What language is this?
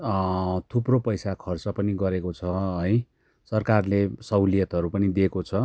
Nepali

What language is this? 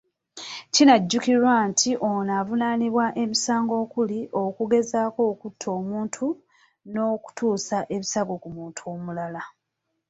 Ganda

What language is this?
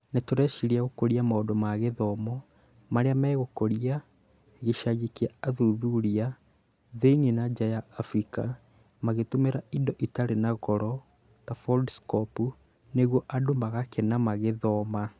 Kikuyu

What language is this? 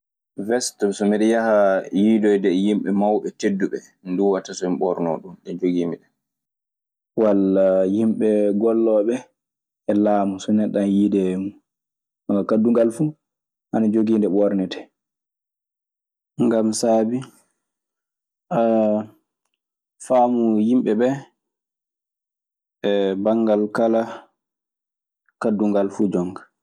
Maasina Fulfulde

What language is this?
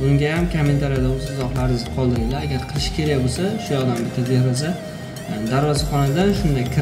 Turkish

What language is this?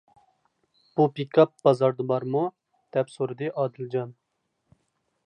Uyghur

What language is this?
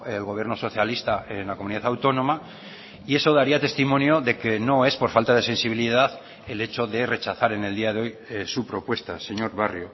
Spanish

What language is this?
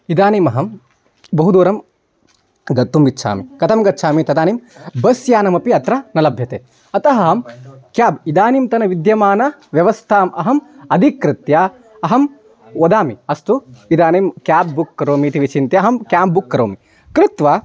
Sanskrit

